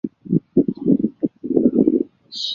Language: Chinese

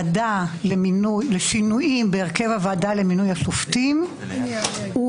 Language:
Hebrew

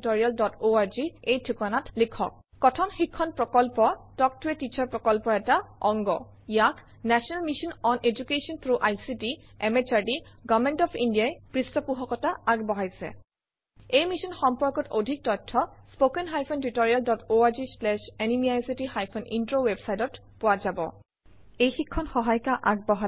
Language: Assamese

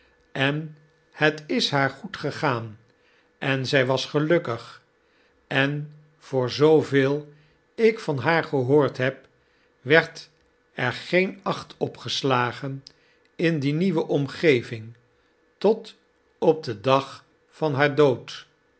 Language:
Dutch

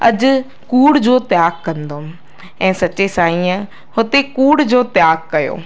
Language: Sindhi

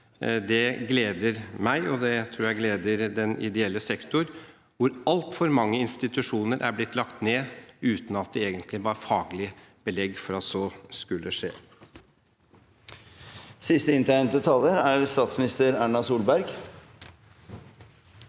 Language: Norwegian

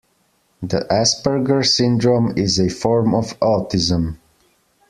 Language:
English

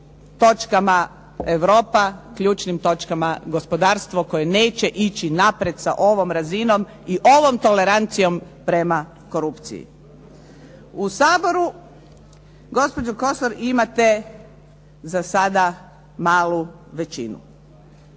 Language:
Croatian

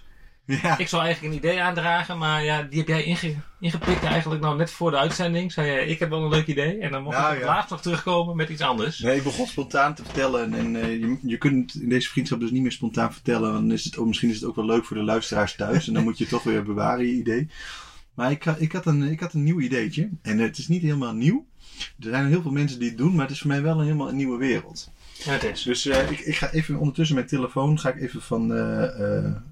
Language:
Dutch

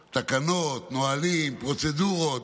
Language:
Hebrew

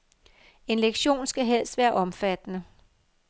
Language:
Danish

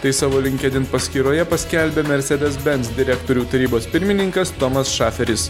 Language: Lithuanian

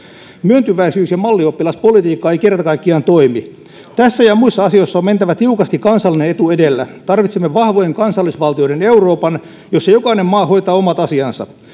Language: Finnish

